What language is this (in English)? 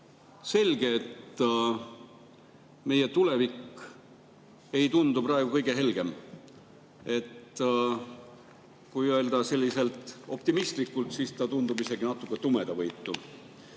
Estonian